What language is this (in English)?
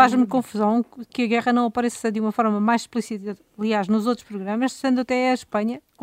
Portuguese